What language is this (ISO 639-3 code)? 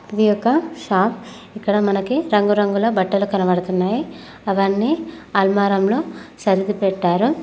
tel